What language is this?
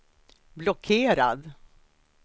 Swedish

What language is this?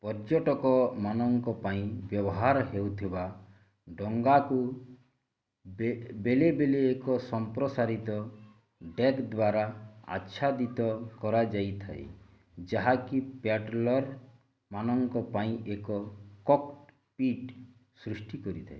Odia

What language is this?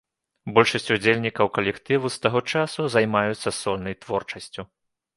Belarusian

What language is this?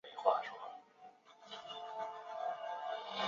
Chinese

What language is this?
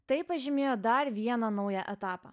Lithuanian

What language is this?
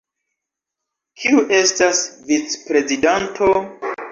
Esperanto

